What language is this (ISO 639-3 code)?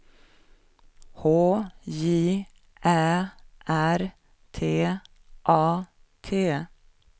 swe